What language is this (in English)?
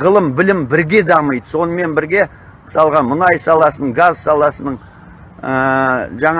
Turkish